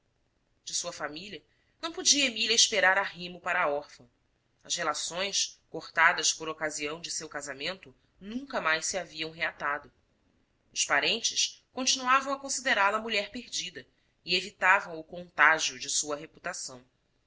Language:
Portuguese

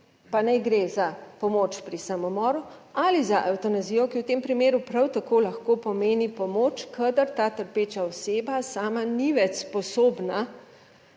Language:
Slovenian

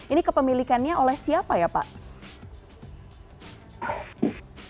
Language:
Indonesian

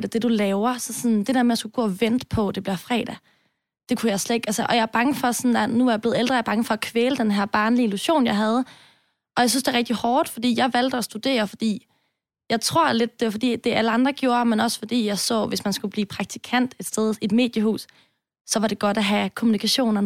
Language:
Danish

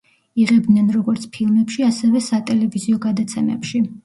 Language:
Georgian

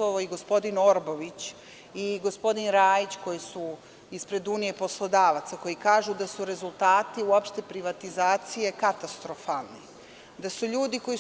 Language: Serbian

